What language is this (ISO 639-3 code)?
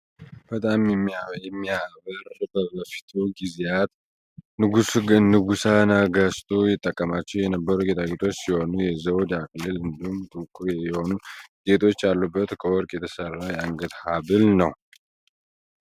amh